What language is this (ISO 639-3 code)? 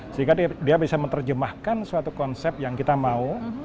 ind